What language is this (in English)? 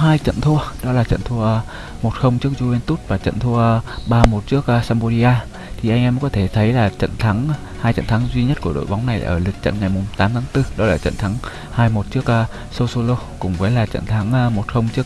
Vietnamese